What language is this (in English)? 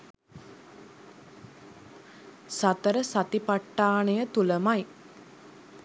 Sinhala